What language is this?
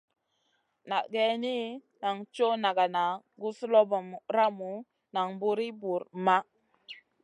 Masana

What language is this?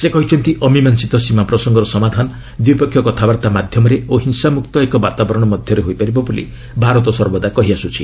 Odia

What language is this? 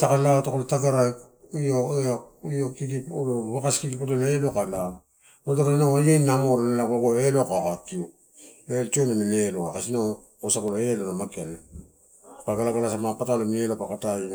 Torau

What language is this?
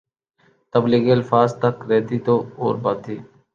Urdu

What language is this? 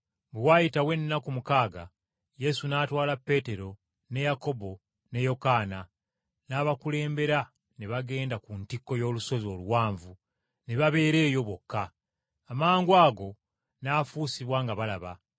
Ganda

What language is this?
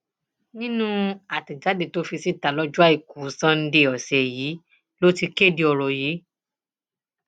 Yoruba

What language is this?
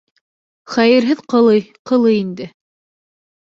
Bashkir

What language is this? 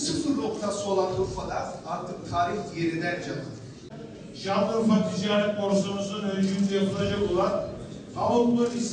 Turkish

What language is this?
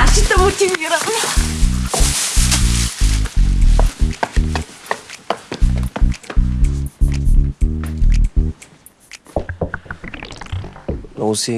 Bulgarian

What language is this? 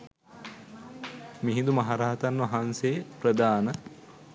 Sinhala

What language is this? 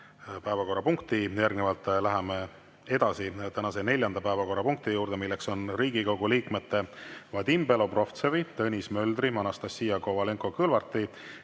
Estonian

